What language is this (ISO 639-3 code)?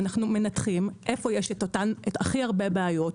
heb